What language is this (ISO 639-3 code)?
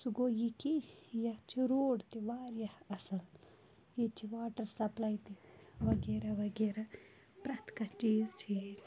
kas